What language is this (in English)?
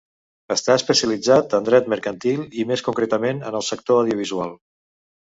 Catalan